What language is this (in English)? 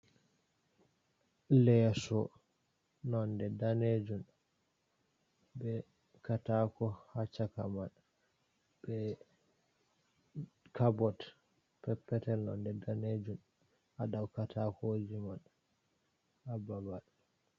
Fula